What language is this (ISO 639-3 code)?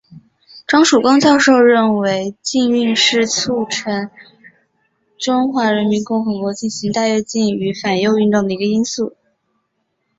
zho